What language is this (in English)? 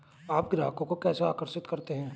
Hindi